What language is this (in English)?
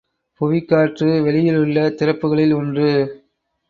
Tamil